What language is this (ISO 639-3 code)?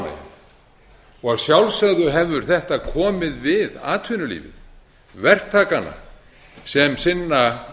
isl